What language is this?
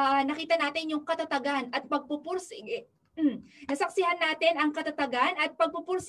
Filipino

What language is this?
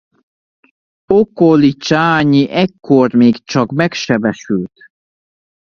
Hungarian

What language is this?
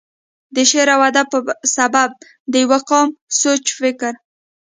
Pashto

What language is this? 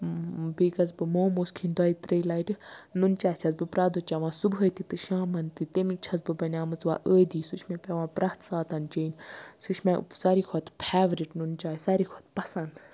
Kashmiri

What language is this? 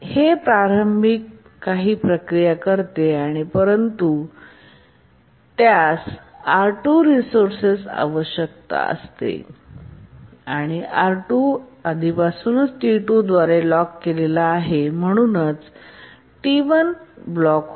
Marathi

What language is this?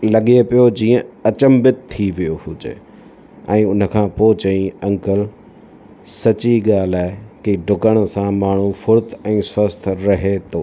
Sindhi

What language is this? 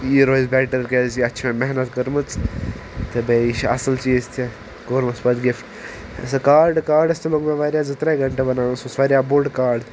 Kashmiri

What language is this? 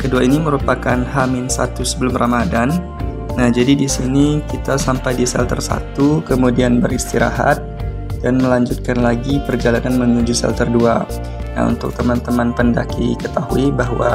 Indonesian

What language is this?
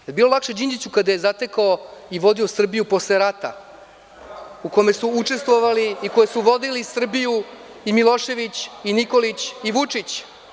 Serbian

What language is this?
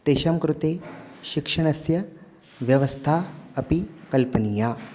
Sanskrit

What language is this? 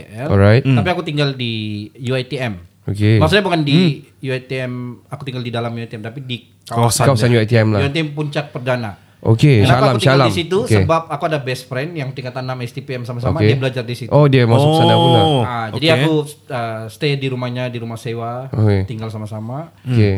Malay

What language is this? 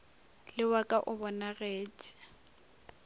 Northern Sotho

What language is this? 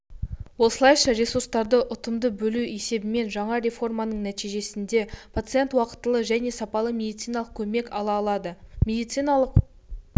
Kazakh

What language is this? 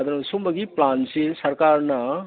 Manipuri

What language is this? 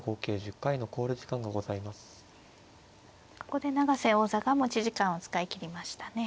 Japanese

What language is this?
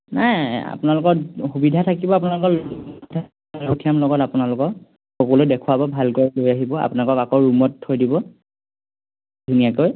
Assamese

